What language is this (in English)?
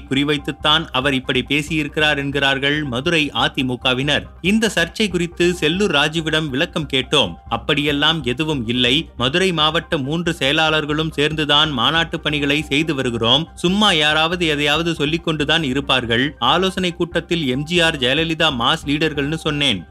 Tamil